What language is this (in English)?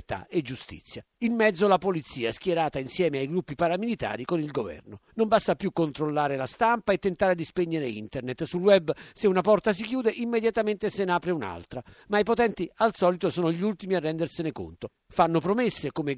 Italian